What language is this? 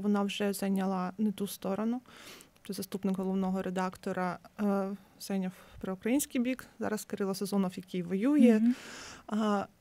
Ukrainian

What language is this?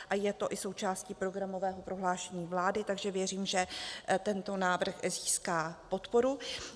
Czech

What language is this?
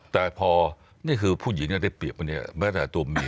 Thai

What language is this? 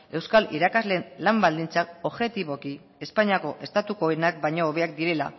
Basque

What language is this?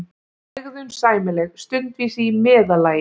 Icelandic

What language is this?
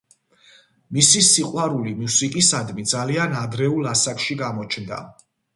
Georgian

